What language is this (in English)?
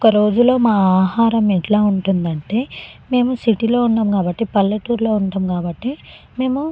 Telugu